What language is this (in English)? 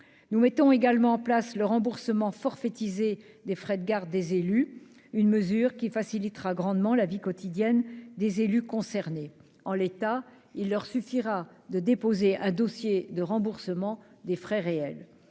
French